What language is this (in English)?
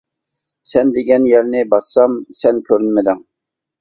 Uyghur